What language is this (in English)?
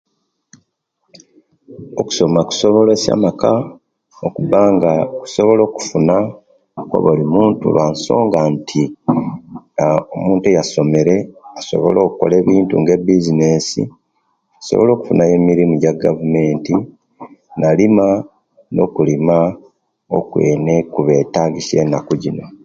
Kenyi